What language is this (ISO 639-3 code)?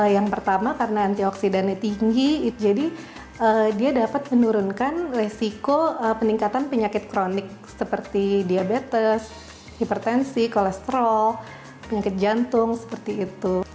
ind